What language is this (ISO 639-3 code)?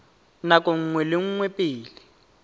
tsn